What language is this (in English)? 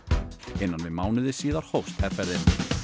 Icelandic